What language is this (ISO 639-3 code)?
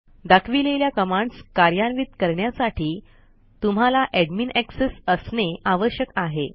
mar